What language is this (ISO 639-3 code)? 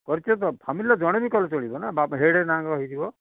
ori